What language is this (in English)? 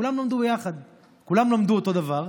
Hebrew